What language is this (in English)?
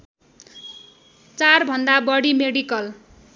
Nepali